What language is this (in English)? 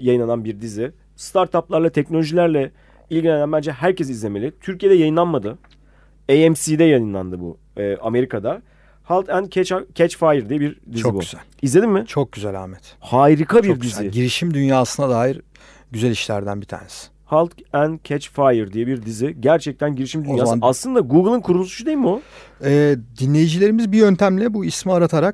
Turkish